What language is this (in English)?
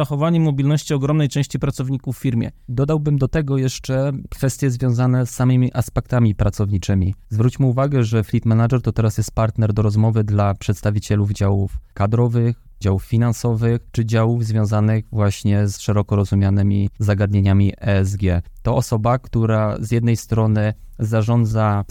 Polish